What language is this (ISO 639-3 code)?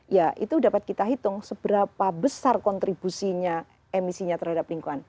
ind